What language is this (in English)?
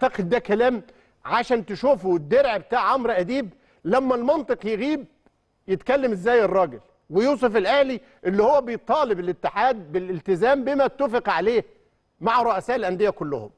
Arabic